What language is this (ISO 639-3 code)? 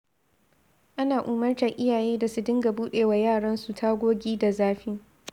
hau